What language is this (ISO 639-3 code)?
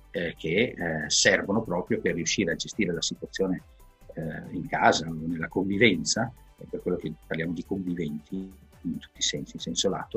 ita